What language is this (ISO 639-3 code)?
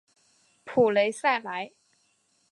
zho